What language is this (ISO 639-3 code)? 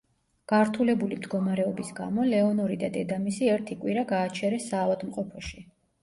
kat